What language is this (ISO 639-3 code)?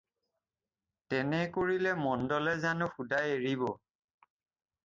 asm